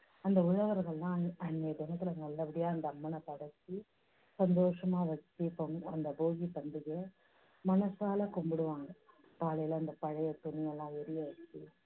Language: Tamil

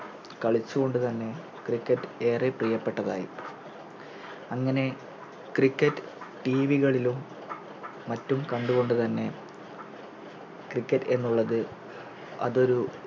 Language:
Malayalam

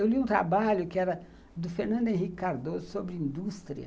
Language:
Portuguese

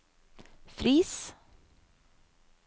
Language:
Norwegian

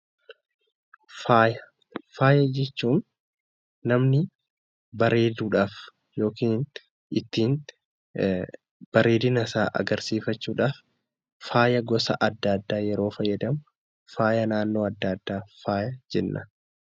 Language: Oromo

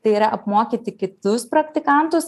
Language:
Lithuanian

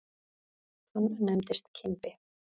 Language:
Icelandic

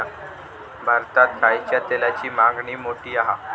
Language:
Marathi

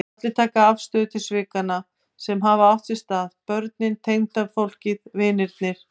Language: Icelandic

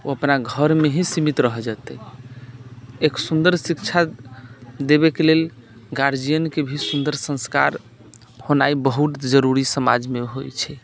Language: Maithili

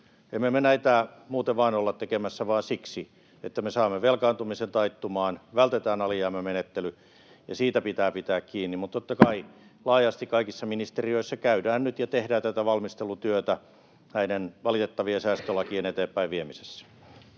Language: Finnish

